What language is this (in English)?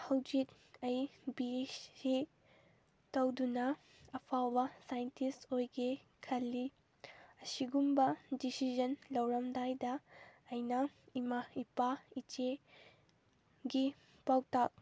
Manipuri